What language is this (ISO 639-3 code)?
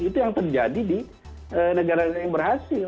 ind